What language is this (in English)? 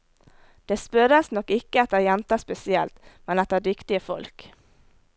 Norwegian